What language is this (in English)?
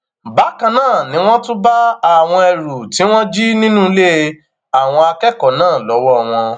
Yoruba